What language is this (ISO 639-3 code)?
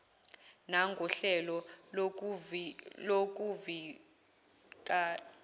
zul